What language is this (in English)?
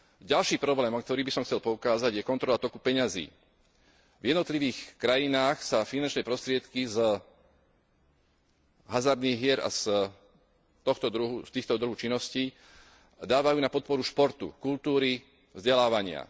Slovak